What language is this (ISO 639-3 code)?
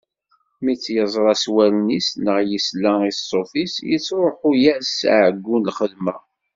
kab